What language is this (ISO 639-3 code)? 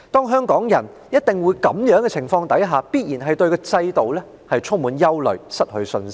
yue